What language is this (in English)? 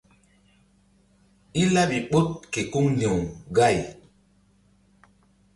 Mbum